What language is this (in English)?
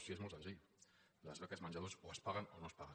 Catalan